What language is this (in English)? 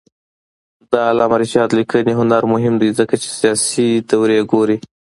Pashto